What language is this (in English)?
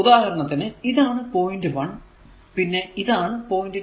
Malayalam